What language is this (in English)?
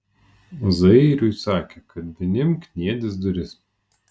Lithuanian